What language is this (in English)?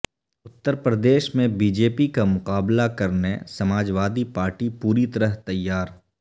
Urdu